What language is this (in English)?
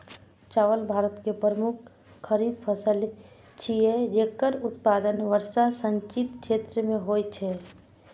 Maithili